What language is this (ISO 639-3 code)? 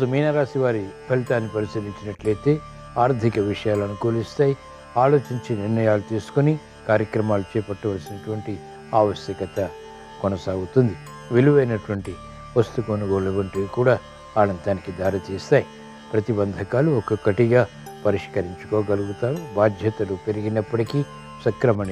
tel